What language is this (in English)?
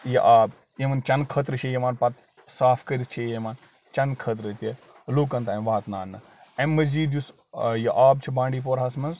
Kashmiri